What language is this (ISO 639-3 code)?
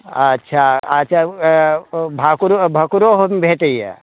mai